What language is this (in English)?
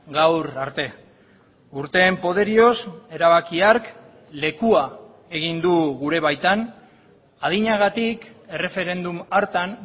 Basque